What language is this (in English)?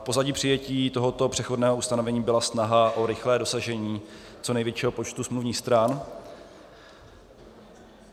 Czech